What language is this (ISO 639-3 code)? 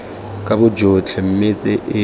tsn